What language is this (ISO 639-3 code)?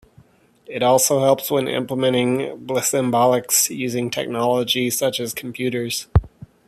eng